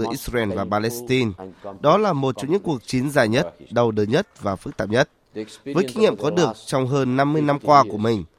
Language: Vietnamese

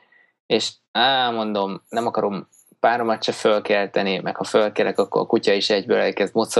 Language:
Hungarian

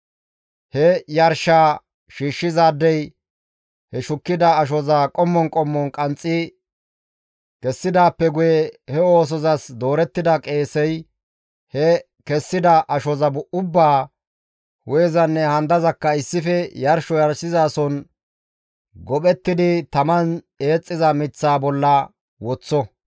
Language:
Gamo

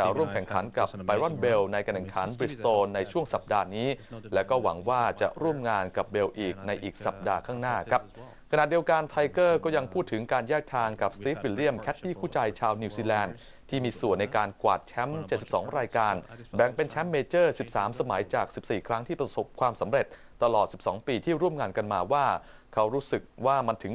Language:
Thai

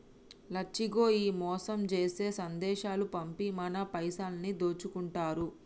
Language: Telugu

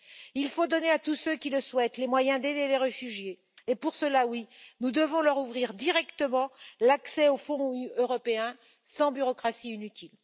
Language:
French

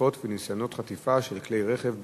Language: Hebrew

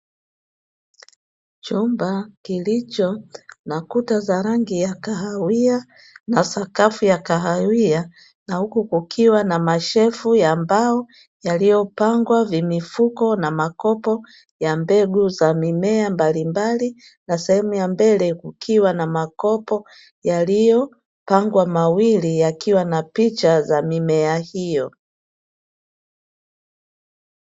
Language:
Swahili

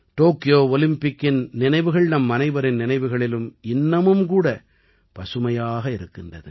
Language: Tamil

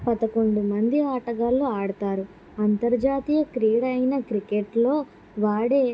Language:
Telugu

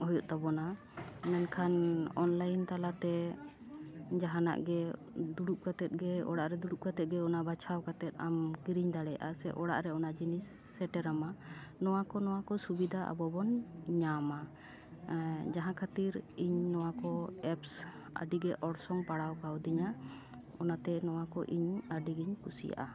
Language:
Santali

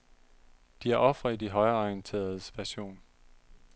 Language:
Danish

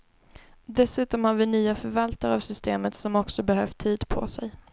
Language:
Swedish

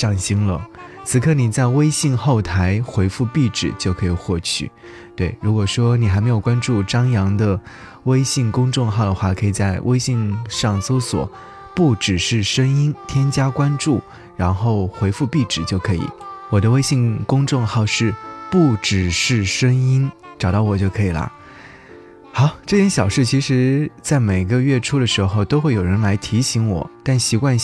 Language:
Chinese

